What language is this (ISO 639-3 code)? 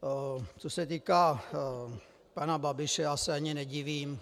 ces